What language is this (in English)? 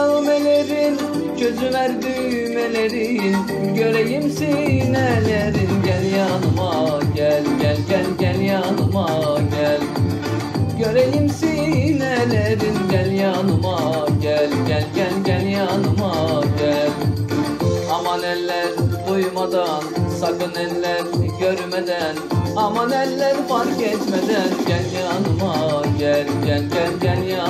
Turkish